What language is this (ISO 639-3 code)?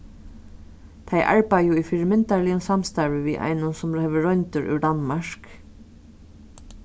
fao